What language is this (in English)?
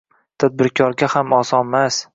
Uzbek